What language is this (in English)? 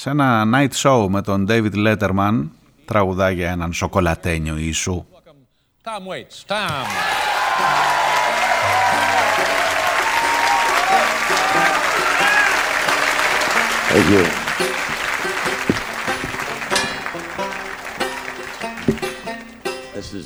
Greek